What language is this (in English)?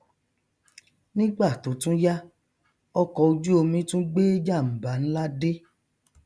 Yoruba